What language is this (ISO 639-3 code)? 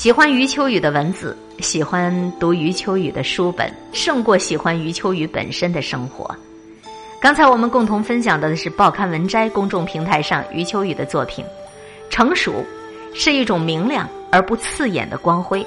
zho